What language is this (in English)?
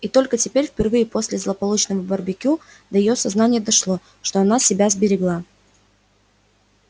Russian